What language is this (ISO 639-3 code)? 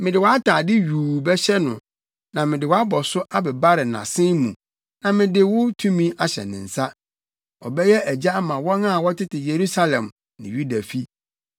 aka